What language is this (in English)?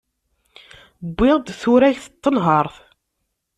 Kabyle